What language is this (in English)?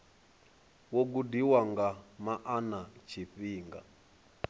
Venda